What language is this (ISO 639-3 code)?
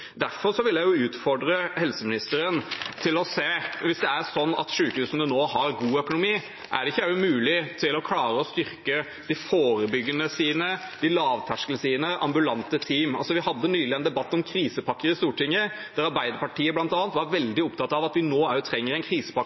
nob